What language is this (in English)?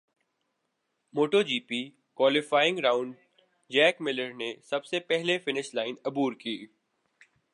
Urdu